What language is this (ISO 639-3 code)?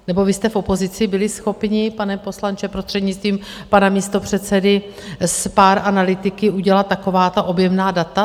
ces